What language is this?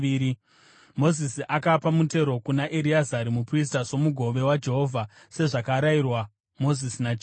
Shona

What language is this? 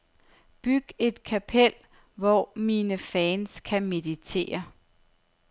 Danish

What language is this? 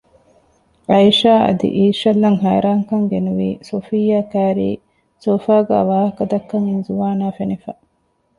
Divehi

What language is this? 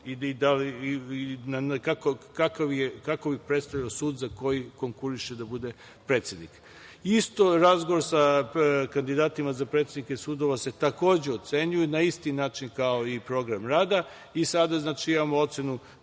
Serbian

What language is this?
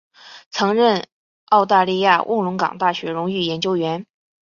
Chinese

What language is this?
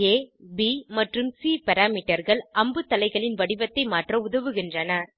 Tamil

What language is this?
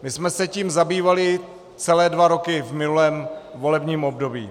Czech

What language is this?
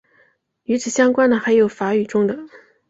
Chinese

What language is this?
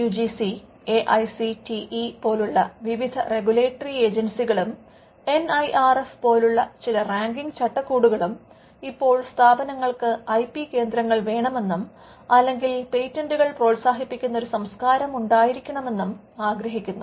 Malayalam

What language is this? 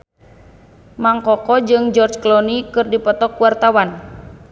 Sundanese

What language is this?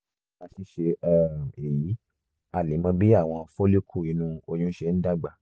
Yoruba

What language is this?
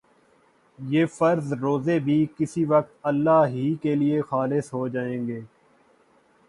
Urdu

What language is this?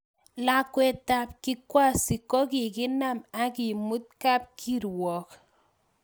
Kalenjin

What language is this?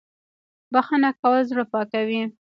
Pashto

